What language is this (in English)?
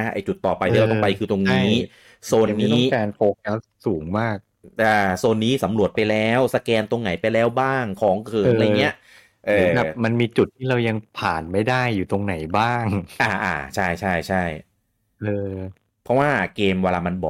Thai